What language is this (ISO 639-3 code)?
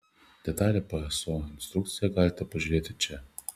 lit